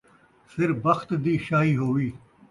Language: Saraiki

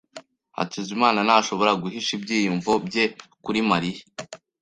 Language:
Kinyarwanda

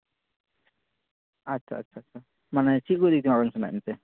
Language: Santali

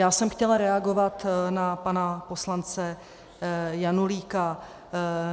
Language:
Czech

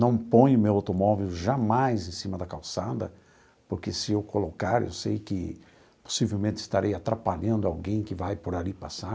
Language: Portuguese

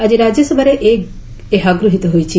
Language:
Odia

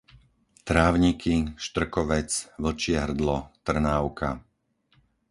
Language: Slovak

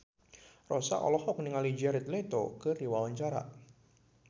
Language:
Sundanese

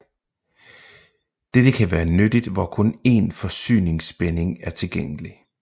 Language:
Danish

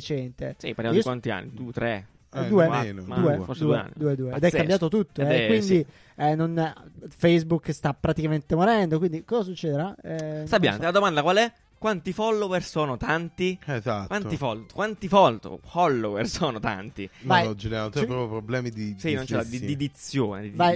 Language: Italian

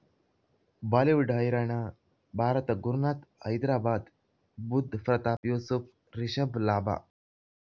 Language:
Kannada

